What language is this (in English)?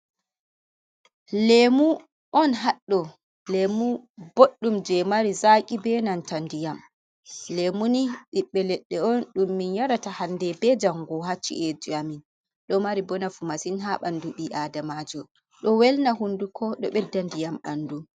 Fula